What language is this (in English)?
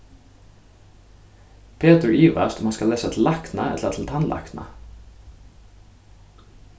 Faroese